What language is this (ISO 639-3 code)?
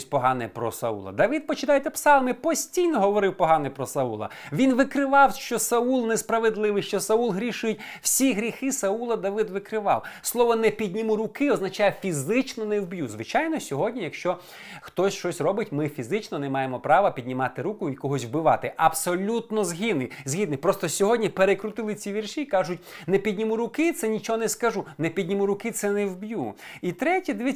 ukr